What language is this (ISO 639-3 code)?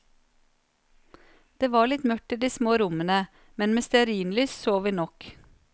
nor